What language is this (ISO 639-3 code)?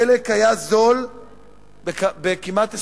heb